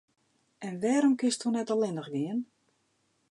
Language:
Western Frisian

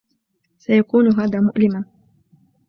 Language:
Arabic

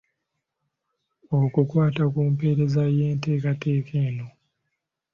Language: Ganda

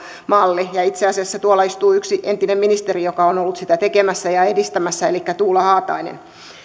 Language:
Finnish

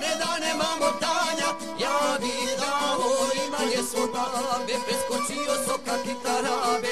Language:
Romanian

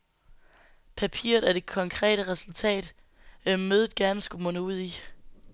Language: Danish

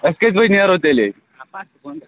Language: Kashmiri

